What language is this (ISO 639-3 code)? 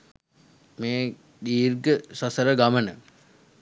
sin